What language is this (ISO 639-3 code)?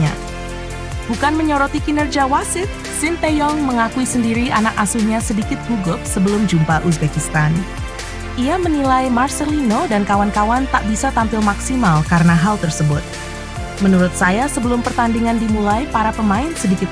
ind